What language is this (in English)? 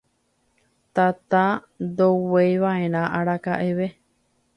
Guarani